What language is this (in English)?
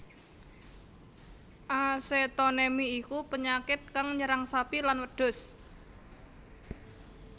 Javanese